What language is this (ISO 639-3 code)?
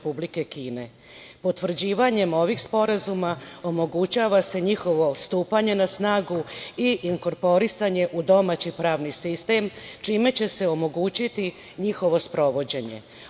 srp